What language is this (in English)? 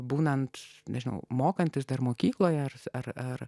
Lithuanian